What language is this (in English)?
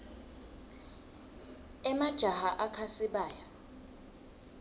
Swati